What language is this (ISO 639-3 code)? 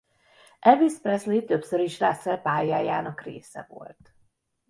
hun